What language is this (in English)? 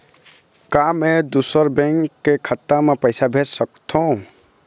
Chhattisgarhi